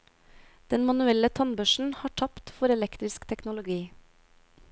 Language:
Norwegian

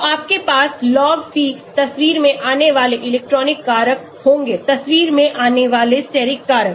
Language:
Hindi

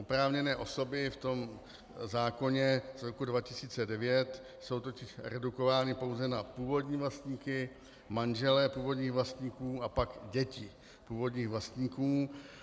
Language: Czech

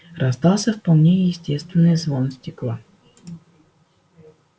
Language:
Russian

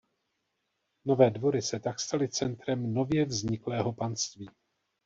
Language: Czech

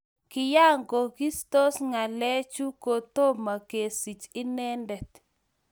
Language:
Kalenjin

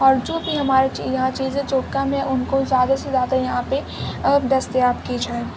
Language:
Urdu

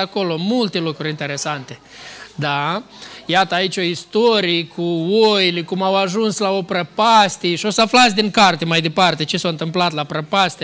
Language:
Romanian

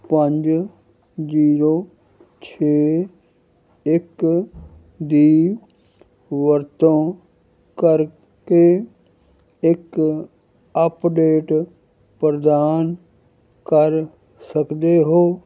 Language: Punjabi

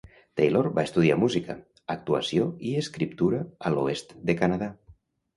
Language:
Catalan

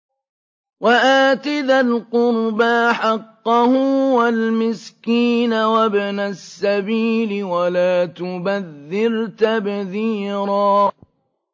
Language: Arabic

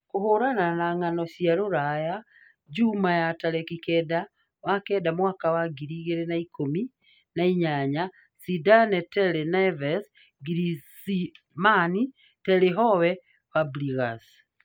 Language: Kikuyu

